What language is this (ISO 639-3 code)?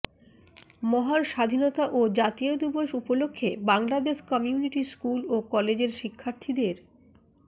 ben